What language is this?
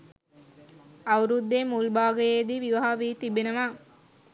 Sinhala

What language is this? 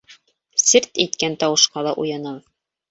Bashkir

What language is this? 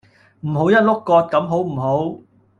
Cantonese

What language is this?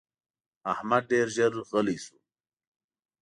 Pashto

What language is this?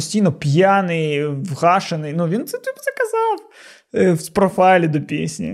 Ukrainian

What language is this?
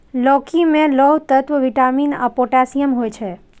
Maithili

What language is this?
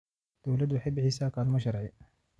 Somali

